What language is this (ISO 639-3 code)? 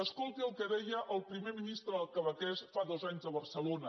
cat